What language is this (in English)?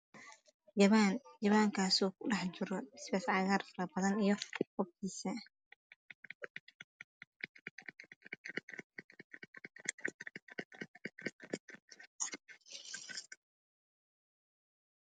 Somali